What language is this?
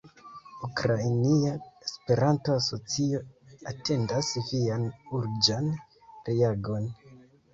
Esperanto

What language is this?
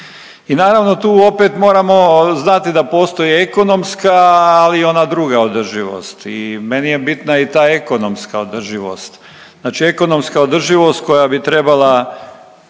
Croatian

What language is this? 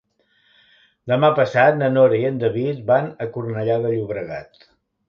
Catalan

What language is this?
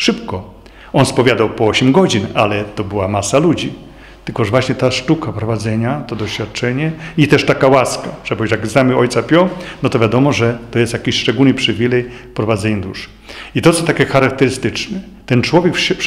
Polish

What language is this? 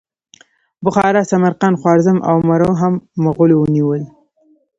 Pashto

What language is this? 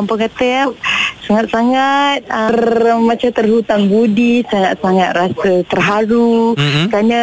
Malay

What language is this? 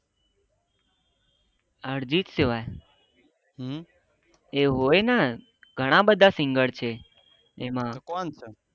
Gujarati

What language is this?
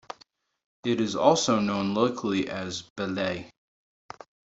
English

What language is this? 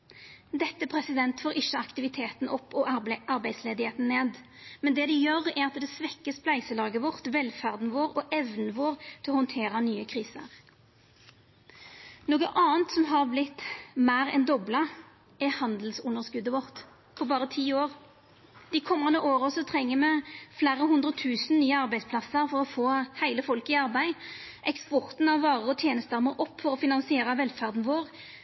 Norwegian Nynorsk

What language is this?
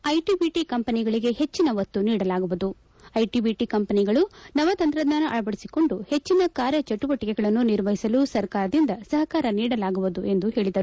Kannada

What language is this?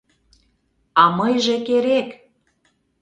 Mari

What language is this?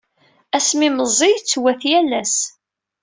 Kabyle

